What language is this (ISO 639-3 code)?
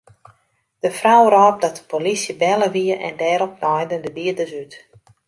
fry